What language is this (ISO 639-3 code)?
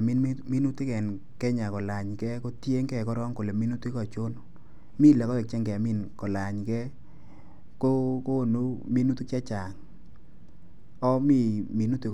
kln